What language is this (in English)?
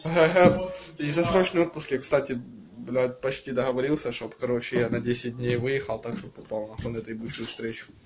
Russian